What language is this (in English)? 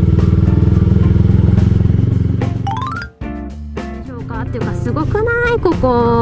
Japanese